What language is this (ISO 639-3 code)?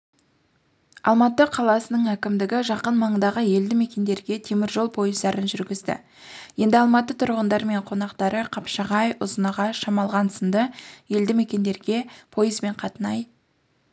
kaz